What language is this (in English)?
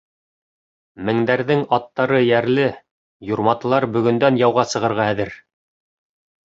Bashkir